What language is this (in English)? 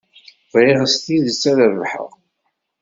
Kabyle